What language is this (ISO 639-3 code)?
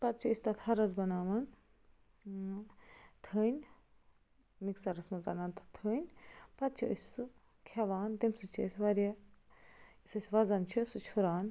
kas